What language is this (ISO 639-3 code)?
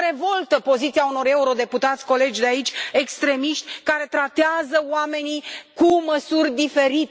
ron